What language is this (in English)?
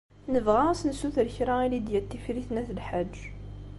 Kabyle